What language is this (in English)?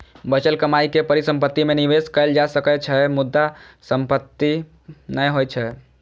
Maithili